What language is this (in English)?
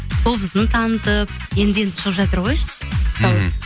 Kazakh